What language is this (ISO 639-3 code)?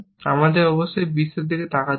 ben